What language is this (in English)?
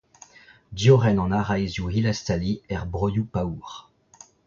Breton